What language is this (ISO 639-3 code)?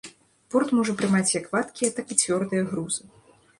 bel